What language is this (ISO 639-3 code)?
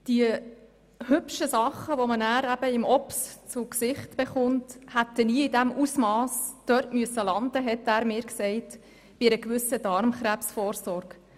gsw